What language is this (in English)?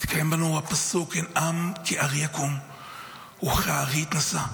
Hebrew